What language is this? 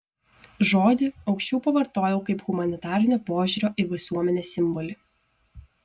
Lithuanian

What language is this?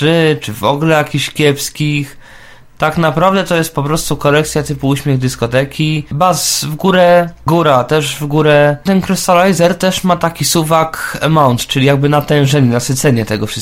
Polish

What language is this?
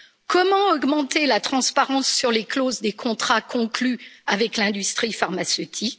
French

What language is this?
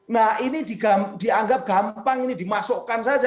Indonesian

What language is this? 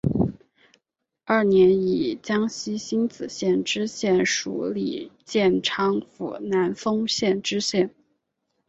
Chinese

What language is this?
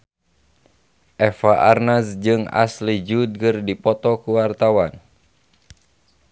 Sundanese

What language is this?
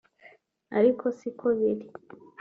Kinyarwanda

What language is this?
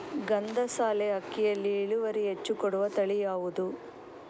Kannada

